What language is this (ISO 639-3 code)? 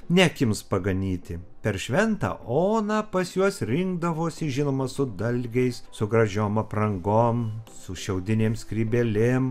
lit